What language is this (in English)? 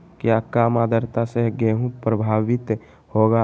Magahi